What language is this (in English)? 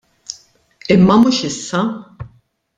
Maltese